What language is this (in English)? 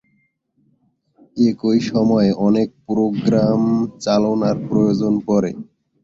Bangla